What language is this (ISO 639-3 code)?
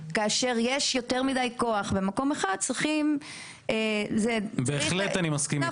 heb